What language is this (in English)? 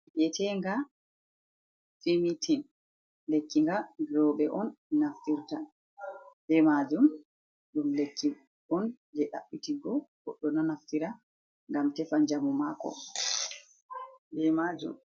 Fula